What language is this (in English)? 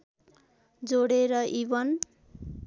Nepali